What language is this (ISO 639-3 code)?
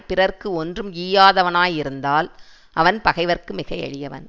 tam